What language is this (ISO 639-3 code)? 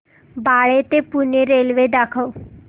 mar